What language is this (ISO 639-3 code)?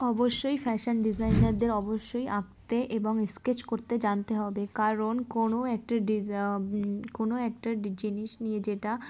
ben